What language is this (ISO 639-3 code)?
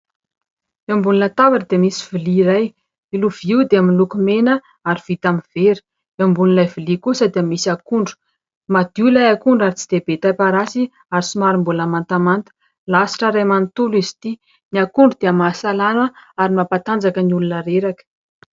mlg